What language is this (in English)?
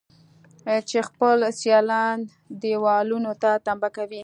Pashto